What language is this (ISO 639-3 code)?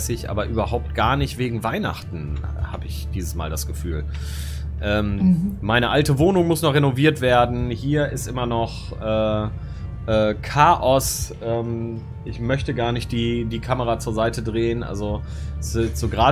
deu